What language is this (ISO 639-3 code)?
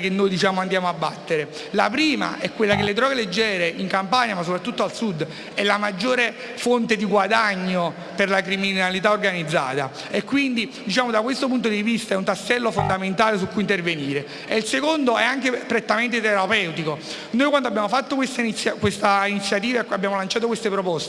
ita